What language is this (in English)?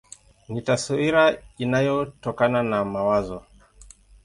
Swahili